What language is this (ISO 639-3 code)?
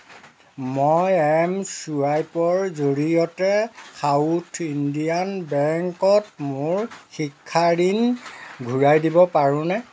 asm